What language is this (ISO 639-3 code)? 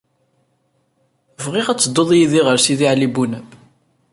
kab